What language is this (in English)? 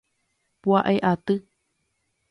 Guarani